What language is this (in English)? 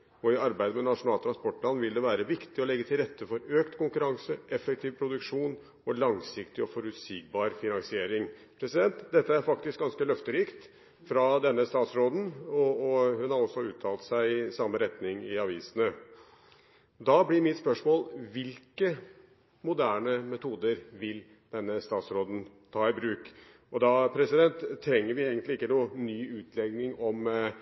Norwegian Bokmål